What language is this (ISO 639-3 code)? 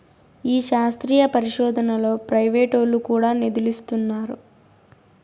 tel